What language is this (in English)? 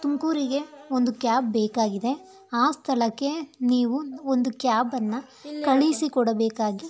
Kannada